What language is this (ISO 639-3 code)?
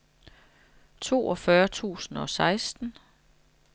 dan